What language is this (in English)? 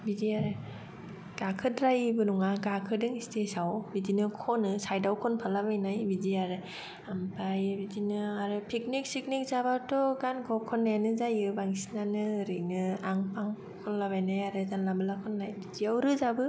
Bodo